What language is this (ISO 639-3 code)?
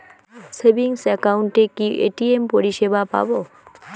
ben